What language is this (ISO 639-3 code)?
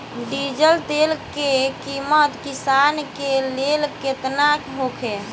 bho